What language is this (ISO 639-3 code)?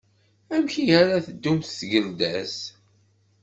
kab